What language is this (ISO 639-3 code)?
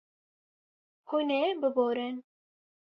kur